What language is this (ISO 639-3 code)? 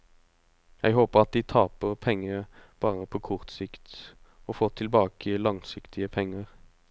nor